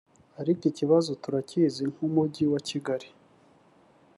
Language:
Kinyarwanda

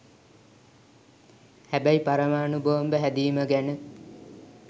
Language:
Sinhala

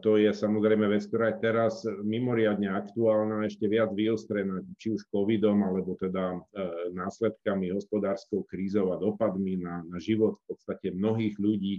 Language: Slovak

